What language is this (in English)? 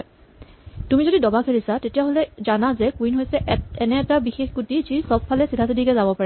Assamese